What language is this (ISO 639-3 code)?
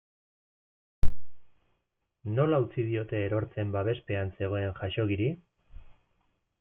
eus